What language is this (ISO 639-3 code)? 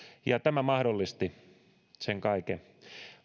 fin